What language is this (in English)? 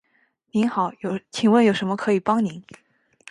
Chinese